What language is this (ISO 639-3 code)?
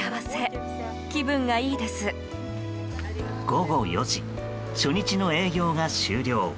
jpn